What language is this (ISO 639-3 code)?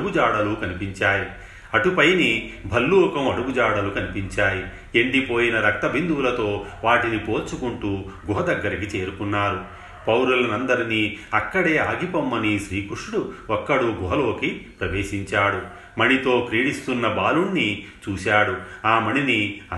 tel